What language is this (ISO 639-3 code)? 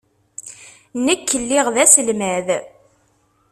kab